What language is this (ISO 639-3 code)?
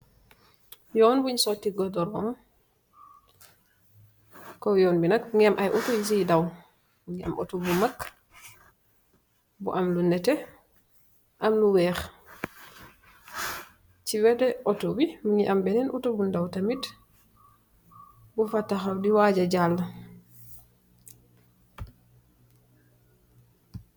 wol